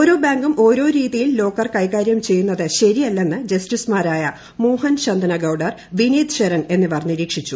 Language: Malayalam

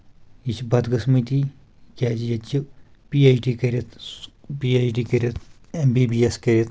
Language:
Kashmiri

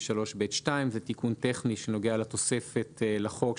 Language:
Hebrew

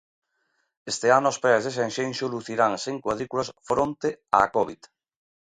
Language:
Galician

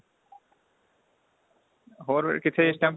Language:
Punjabi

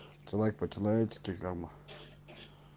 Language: Russian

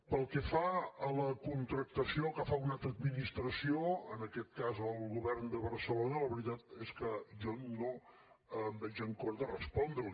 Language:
Catalan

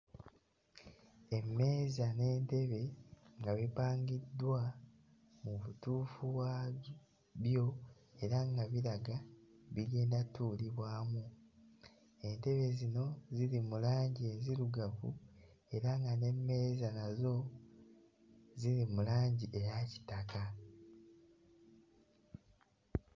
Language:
Ganda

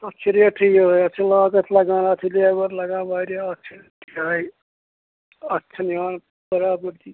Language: Kashmiri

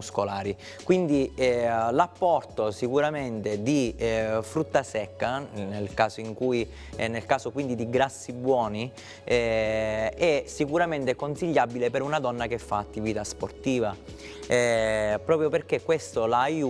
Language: Italian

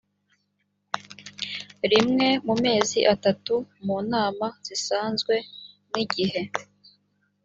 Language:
Kinyarwanda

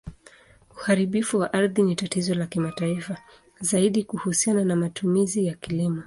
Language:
Swahili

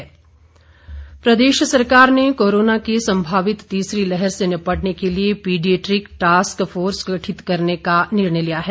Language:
Hindi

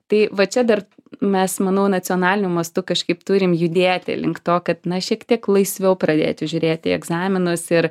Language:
Lithuanian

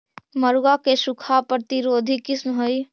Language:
Magahi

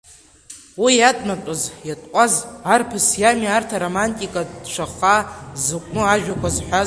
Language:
Abkhazian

